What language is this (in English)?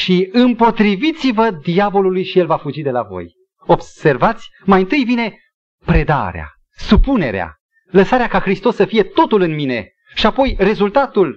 Romanian